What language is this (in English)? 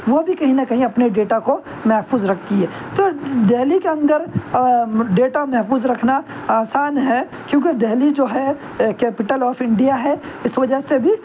Urdu